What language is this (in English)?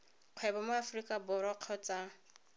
Tswana